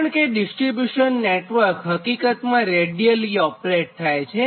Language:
Gujarati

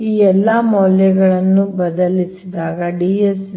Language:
Kannada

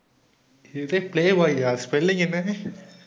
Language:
Tamil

